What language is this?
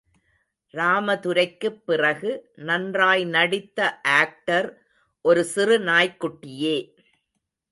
Tamil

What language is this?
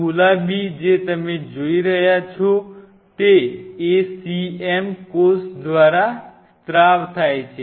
Gujarati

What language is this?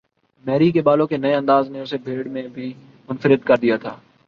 Urdu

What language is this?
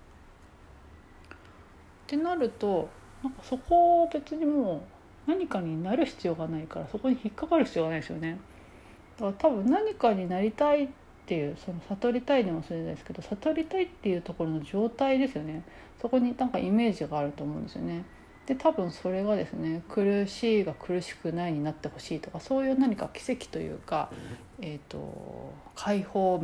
Japanese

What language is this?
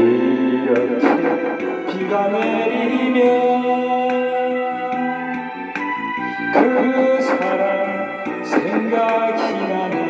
Korean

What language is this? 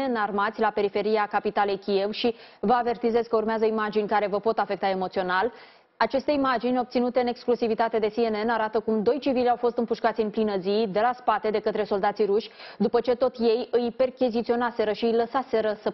Romanian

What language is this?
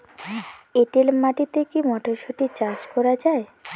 Bangla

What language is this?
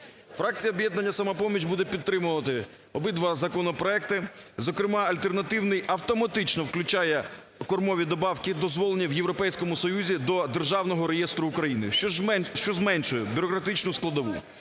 Ukrainian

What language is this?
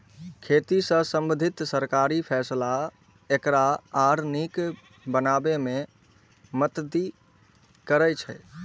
Maithili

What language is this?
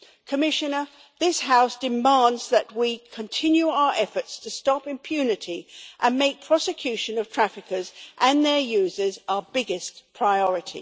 English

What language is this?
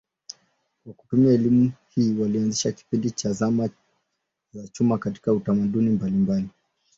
Swahili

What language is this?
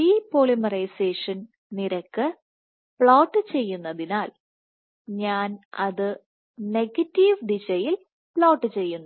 Malayalam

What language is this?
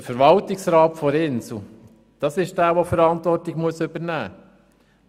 Swiss German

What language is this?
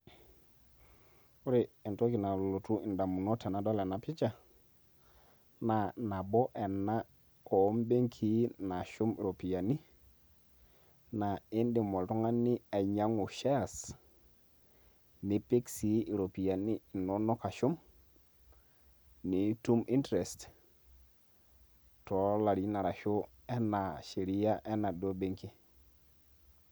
Masai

